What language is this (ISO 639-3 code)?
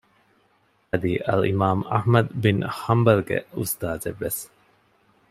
div